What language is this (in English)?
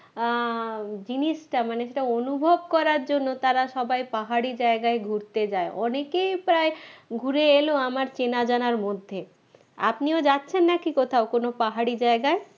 Bangla